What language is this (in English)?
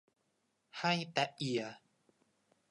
Thai